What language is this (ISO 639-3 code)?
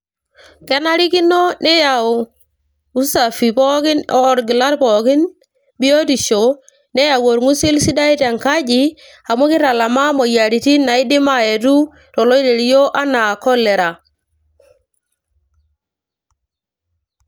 mas